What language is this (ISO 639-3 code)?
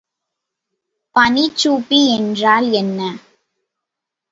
tam